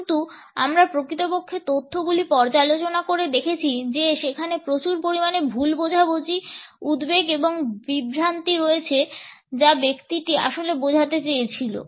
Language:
Bangla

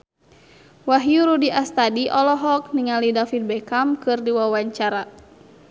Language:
Sundanese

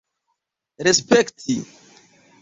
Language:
Esperanto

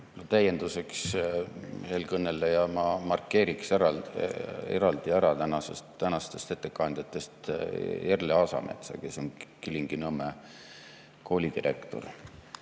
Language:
Estonian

